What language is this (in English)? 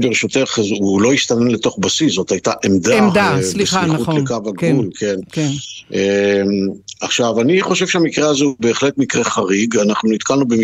Hebrew